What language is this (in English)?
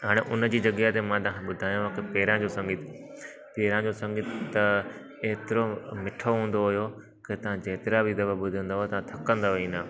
Sindhi